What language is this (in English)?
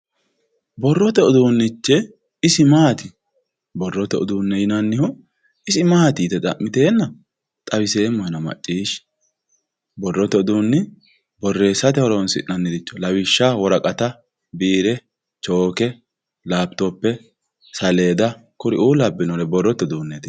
Sidamo